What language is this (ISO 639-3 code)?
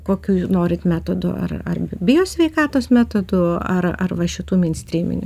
lit